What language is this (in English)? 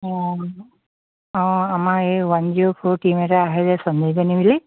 Assamese